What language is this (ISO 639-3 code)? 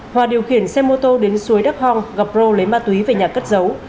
vie